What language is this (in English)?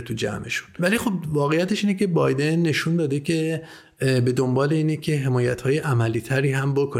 Persian